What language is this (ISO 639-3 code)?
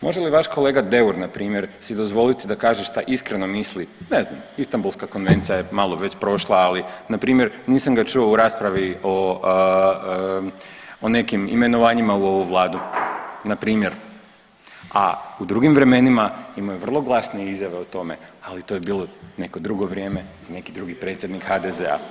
hrv